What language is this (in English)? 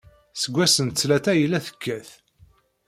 Kabyle